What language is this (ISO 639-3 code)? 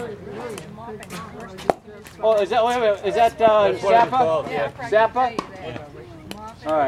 eng